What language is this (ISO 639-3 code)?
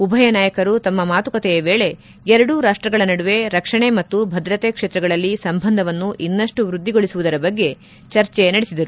kan